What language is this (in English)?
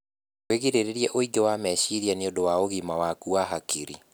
Kikuyu